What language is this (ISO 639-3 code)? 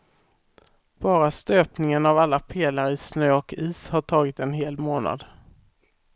swe